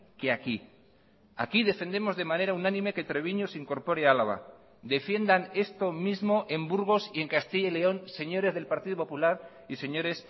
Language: Spanish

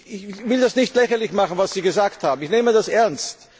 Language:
German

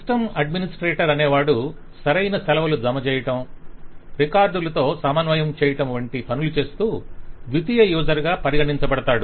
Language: Telugu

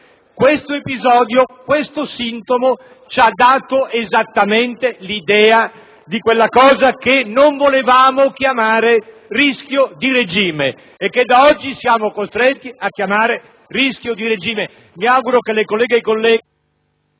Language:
Italian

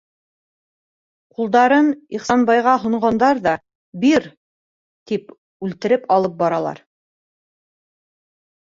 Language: Bashkir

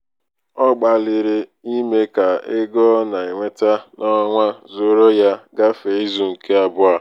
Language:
Igbo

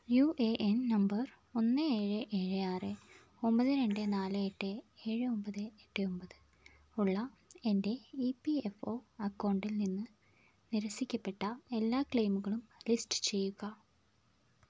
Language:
Malayalam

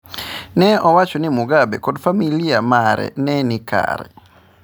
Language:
Luo (Kenya and Tanzania)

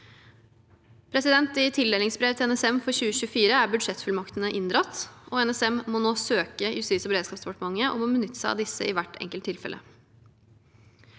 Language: Norwegian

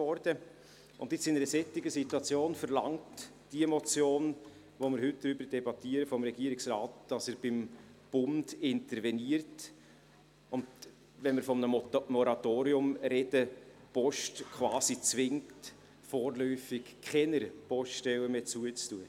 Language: Swiss German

